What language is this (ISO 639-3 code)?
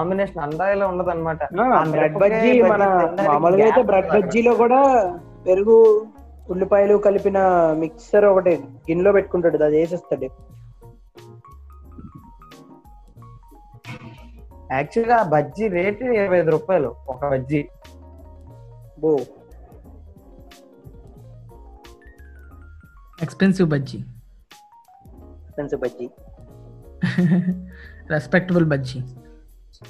tel